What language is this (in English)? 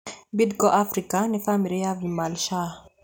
Kikuyu